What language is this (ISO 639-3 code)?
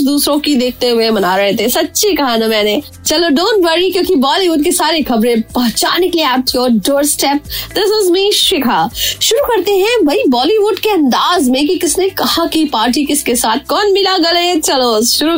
hin